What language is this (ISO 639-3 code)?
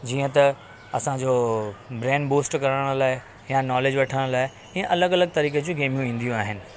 snd